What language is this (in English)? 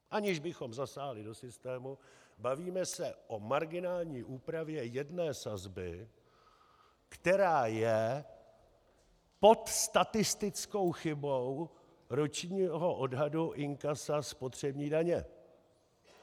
Czech